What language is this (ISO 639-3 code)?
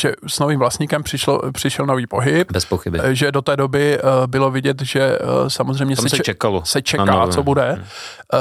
ces